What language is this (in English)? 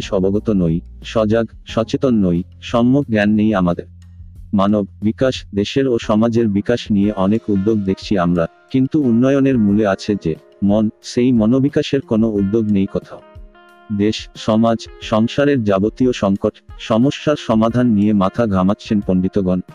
Bangla